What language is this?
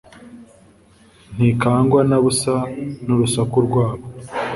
Kinyarwanda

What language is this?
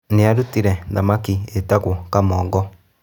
Kikuyu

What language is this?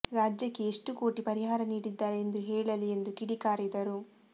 Kannada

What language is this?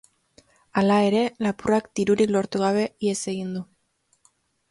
Basque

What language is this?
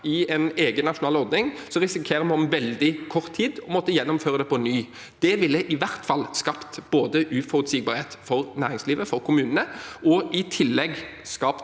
Norwegian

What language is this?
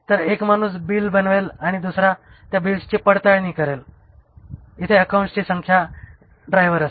Marathi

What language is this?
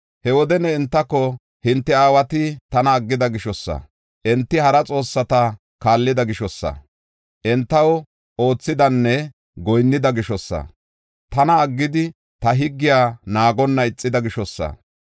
Gofa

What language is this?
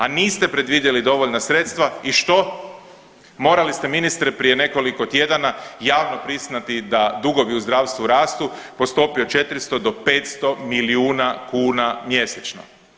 Croatian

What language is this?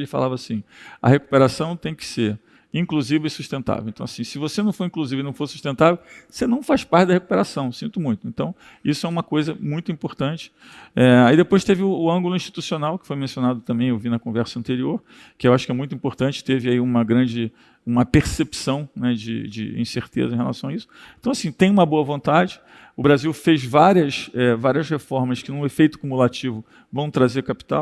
Portuguese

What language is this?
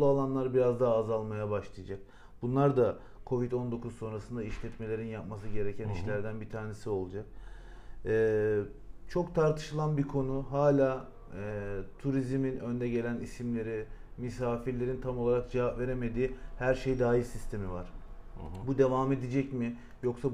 Turkish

